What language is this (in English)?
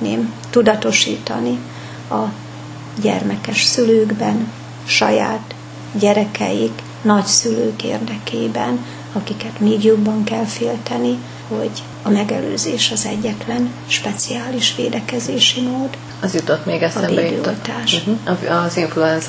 Hungarian